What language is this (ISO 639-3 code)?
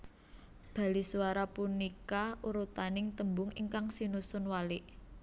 jav